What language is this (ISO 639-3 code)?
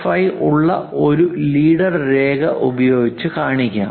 mal